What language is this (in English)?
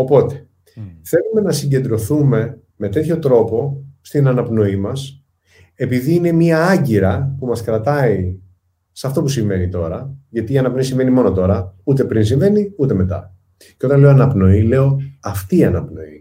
Greek